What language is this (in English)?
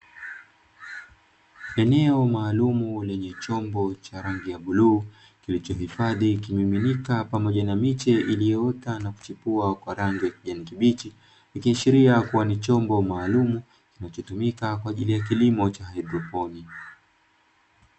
Swahili